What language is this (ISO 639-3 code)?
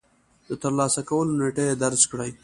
pus